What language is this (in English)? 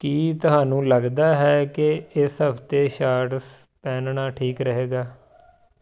Punjabi